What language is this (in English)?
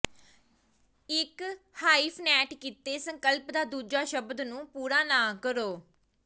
Punjabi